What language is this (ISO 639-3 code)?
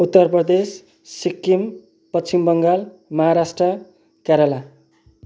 nep